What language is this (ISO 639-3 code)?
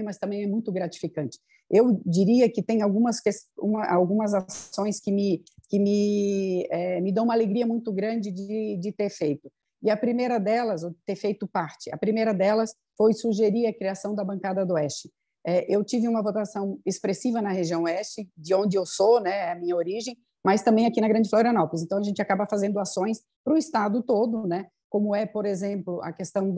por